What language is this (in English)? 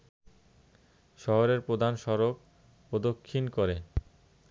Bangla